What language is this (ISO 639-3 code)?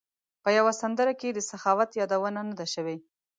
pus